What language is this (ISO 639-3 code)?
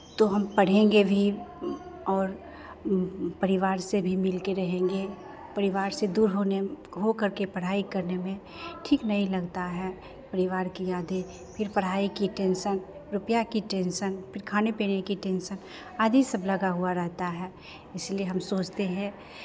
hin